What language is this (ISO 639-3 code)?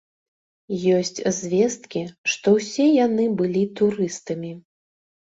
bel